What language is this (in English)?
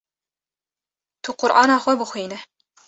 Kurdish